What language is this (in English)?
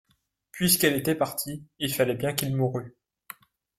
French